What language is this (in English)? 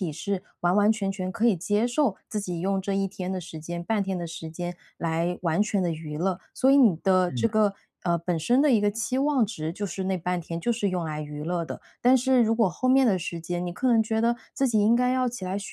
Chinese